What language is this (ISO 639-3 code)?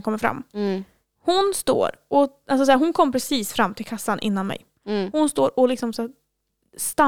swe